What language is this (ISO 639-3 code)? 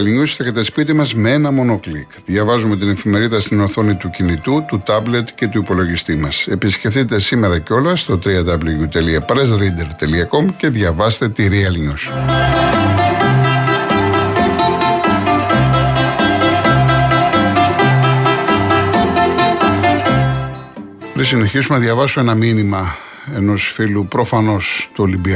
ell